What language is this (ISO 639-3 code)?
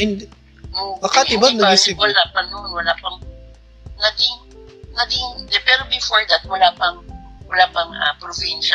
fil